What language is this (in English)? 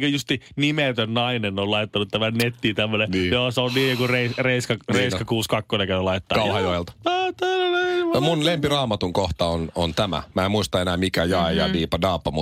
Finnish